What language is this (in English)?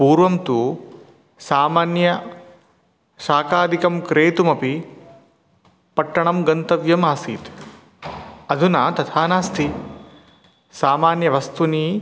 Sanskrit